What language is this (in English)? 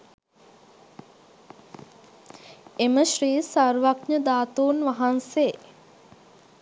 Sinhala